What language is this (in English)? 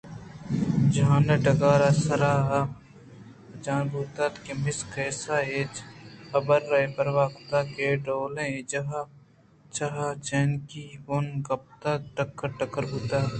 Eastern Balochi